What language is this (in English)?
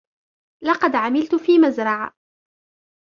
Arabic